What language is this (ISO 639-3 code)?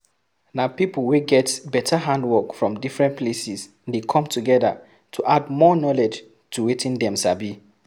pcm